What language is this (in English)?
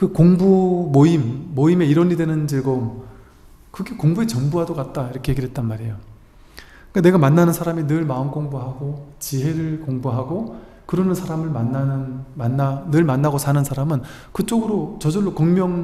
Korean